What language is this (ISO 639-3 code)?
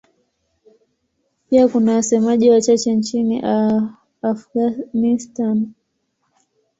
swa